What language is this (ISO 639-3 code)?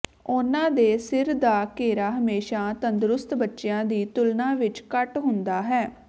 pan